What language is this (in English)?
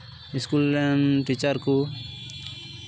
Santali